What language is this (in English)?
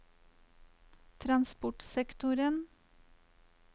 Norwegian